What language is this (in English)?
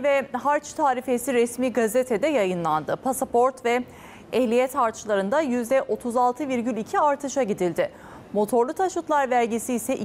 Turkish